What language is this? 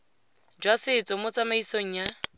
Tswana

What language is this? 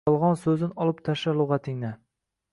Uzbek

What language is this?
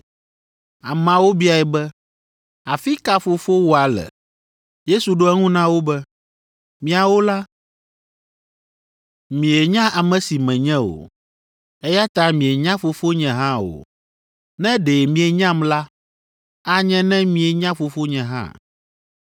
Ewe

